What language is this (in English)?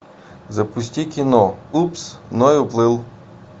Russian